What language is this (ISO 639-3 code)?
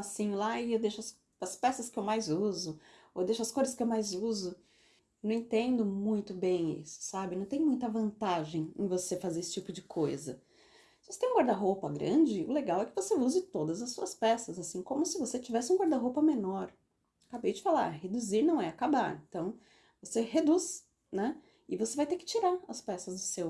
por